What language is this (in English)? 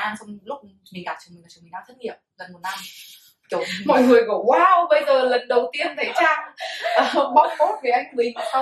Vietnamese